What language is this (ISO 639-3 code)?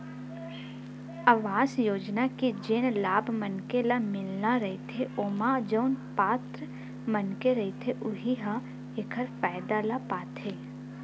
hne